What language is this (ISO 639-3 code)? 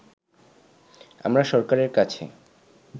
ben